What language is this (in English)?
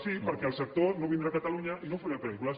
Catalan